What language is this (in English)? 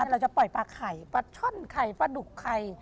Thai